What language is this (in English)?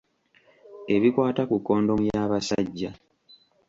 Ganda